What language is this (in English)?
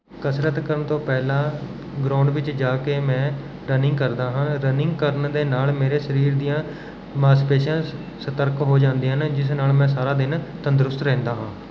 Punjabi